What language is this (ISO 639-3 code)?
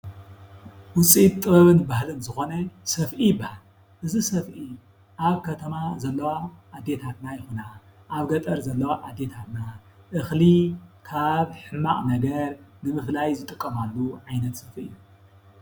tir